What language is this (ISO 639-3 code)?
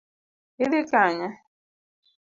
luo